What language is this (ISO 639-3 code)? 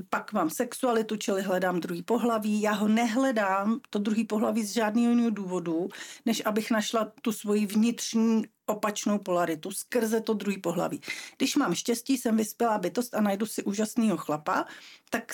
ces